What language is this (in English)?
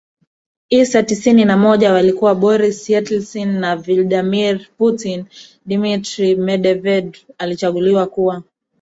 Swahili